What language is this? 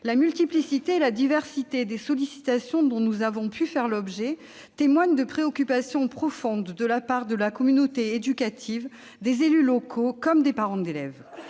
French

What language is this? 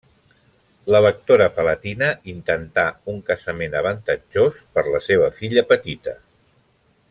Catalan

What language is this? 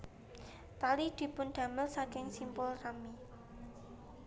Javanese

